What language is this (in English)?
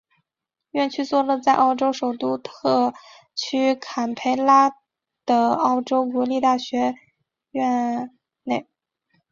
Chinese